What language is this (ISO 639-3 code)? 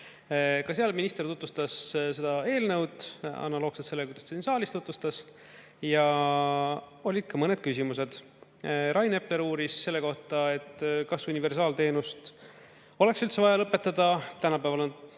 est